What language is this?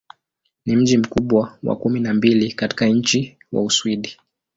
Swahili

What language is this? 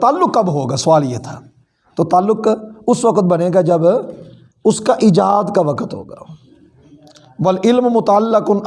Urdu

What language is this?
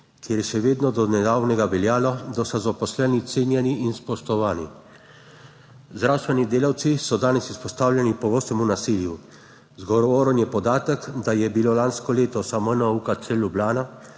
Slovenian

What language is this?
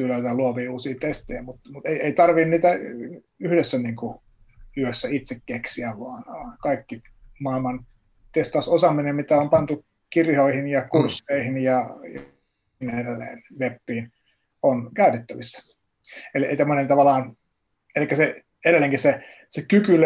Finnish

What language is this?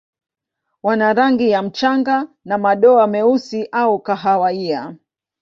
Swahili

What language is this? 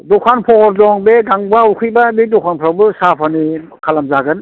Bodo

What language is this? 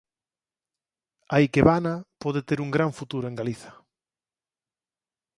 Galician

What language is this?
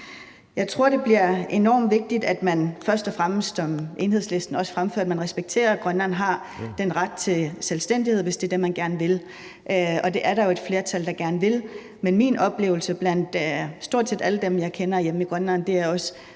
Danish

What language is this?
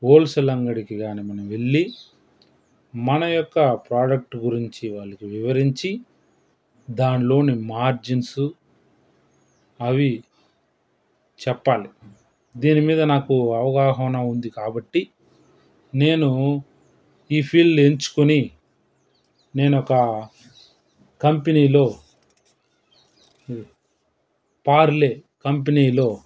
Telugu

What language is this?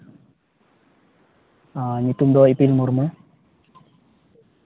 Santali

